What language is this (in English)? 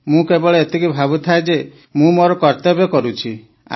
Odia